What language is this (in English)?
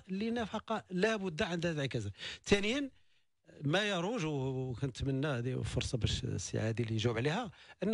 Arabic